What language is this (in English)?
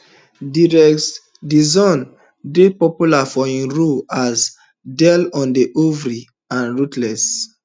Nigerian Pidgin